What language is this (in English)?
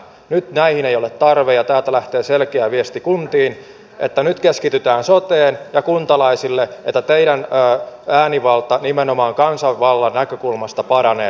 Finnish